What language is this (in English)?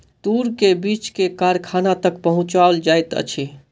Maithili